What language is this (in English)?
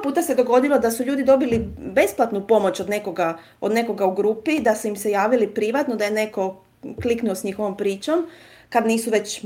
Croatian